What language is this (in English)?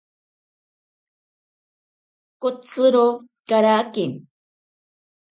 Ashéninka Perené